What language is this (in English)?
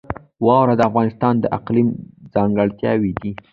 Pashto